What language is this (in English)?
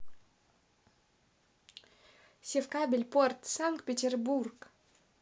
Russian